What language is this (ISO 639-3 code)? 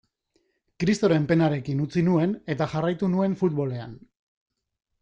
eus